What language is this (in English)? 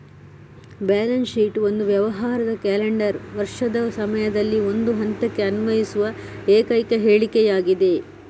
Kannada